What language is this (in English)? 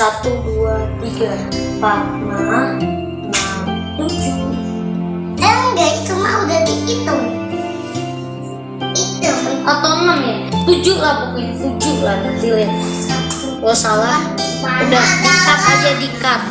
Indonesian